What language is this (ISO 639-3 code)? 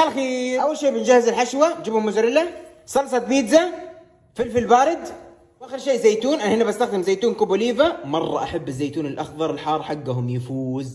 ara